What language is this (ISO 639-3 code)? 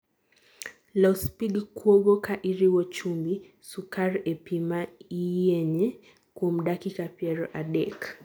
luo